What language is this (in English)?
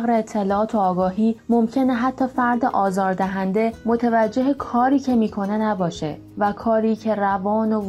Persian